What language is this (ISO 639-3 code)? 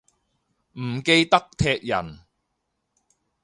yue